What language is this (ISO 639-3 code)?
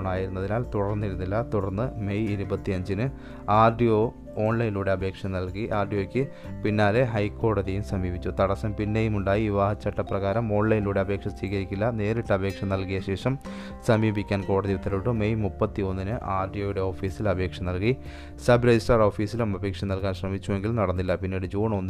mal